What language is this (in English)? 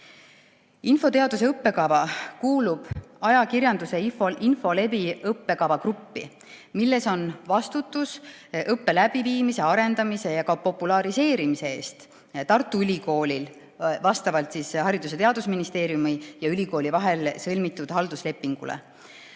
Estonian